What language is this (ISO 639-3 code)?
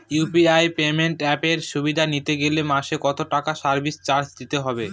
ben